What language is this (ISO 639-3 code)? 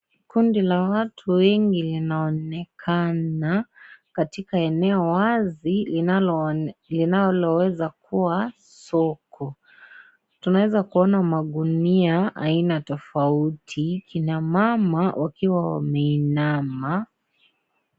swa